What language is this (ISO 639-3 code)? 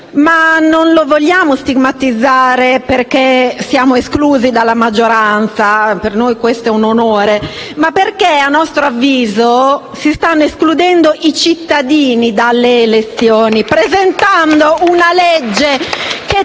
ita